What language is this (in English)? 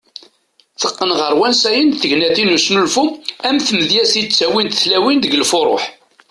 Kabyle